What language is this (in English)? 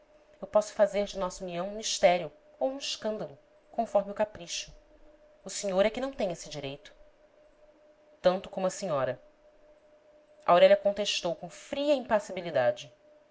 Portuguese